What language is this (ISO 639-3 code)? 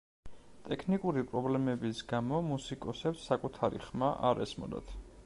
kat